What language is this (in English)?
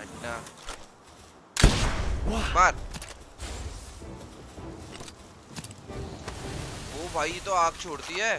Hindi